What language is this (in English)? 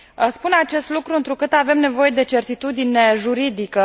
Romanian